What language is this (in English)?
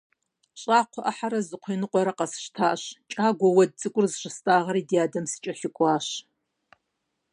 Kabardian